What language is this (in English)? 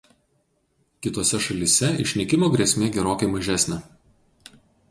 Lithuanian